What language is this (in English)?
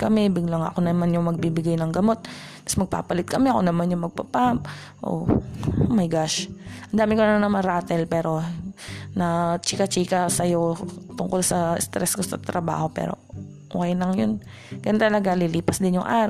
Filipino